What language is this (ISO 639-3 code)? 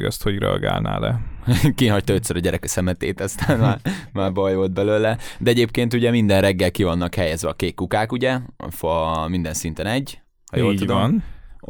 hun